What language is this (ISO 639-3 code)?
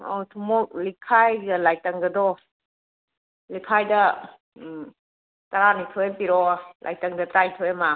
mni